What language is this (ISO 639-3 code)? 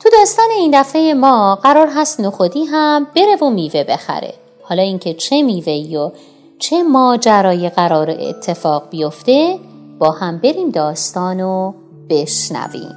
fas